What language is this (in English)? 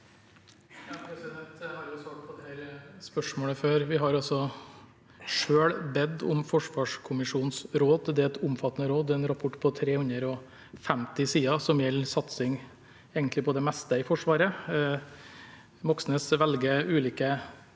Norwegian